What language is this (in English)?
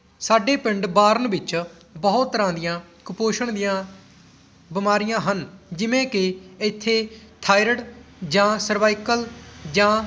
Punjabi